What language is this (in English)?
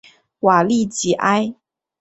Chinese